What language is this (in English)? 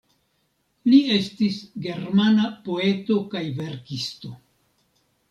Esperanto